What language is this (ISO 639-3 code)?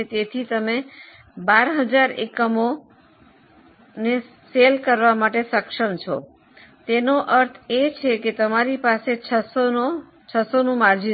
guj